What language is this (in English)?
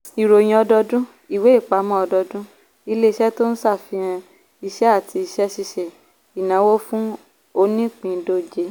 Yoruba